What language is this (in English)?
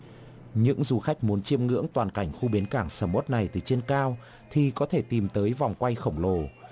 Vietnamese